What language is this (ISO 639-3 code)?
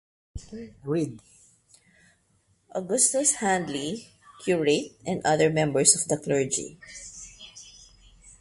eng